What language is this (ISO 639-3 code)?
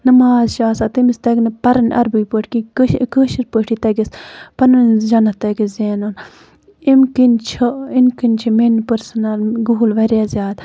kas